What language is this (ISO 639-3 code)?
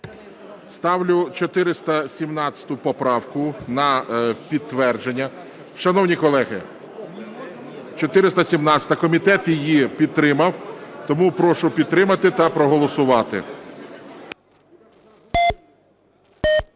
ukr